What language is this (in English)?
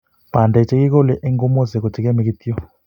Kalenjin